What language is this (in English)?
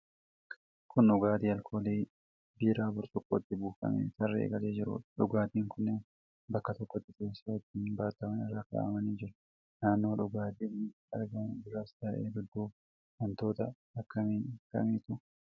Oromo